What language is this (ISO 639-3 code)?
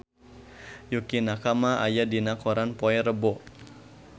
sun